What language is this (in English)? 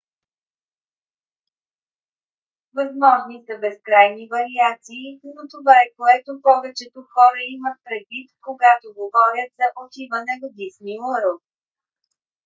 Bulgarian